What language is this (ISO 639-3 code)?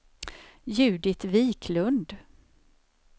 swe